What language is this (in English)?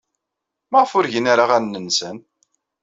Kabyle